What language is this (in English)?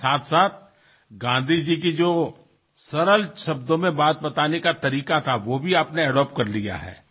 Assamese